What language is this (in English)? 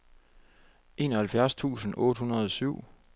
Danish